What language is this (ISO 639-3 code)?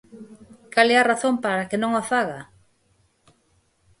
glg